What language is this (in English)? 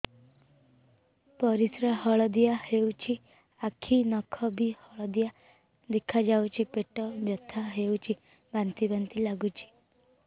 Odia